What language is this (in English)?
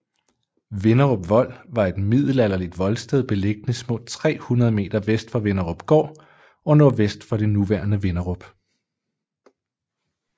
Danish